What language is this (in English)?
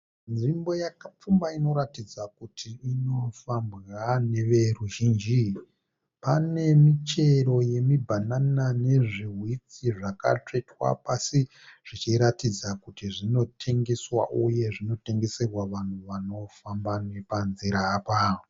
Shona